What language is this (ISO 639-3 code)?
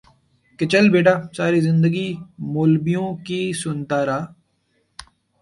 urd